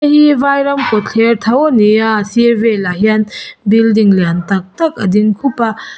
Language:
Mizo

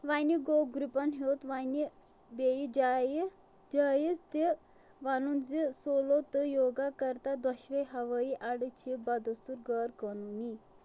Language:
Kashmiri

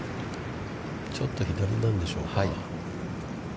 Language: Japanese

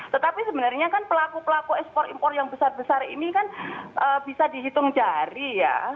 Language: Indonesian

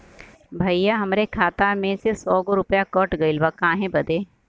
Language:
Bhojpuri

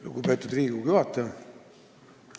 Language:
Estonian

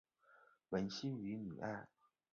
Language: Chinese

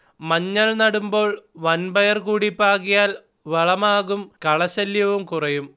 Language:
Malayalam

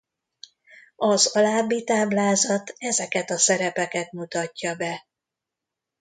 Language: Hungarian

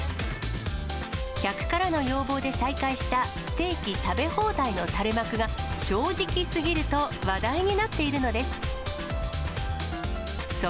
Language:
Japanese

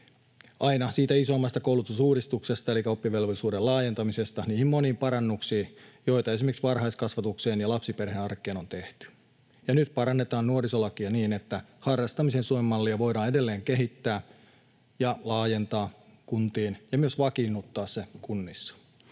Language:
Finnish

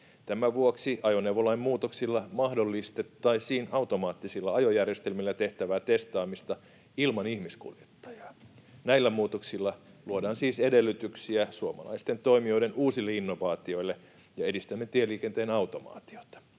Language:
Finnish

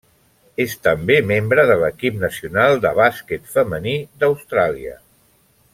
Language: Catalan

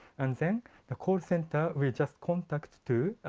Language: English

